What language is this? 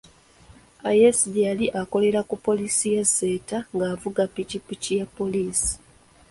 Ganda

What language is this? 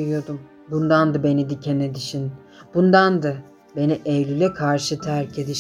Turkish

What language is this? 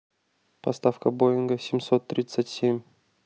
Russian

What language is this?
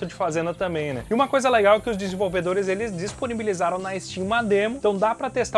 Portuguese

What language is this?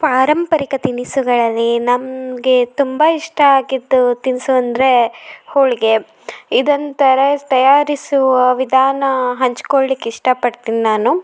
Kannada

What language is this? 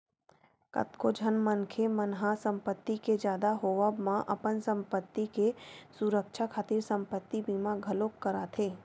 Chhattisgarhi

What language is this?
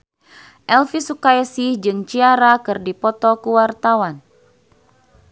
Sundanese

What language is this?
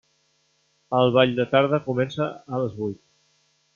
Catalan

